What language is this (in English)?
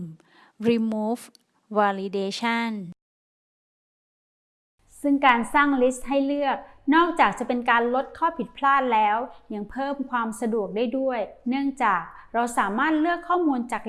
Thai